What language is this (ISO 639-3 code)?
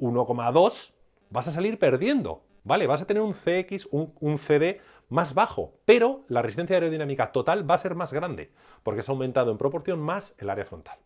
spa